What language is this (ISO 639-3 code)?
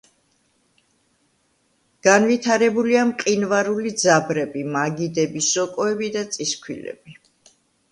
kat